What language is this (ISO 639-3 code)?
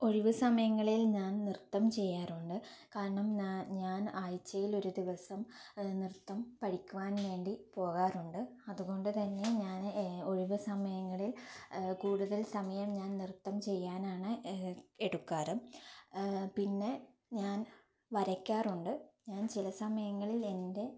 mal